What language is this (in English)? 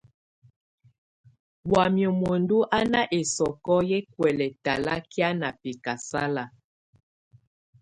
Tunen